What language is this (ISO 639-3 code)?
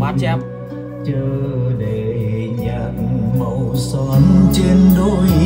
vie